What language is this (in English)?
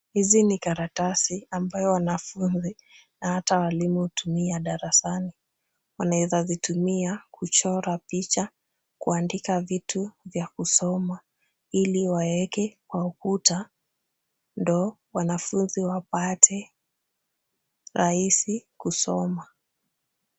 Swahili